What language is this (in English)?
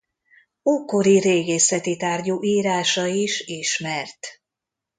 Hungarian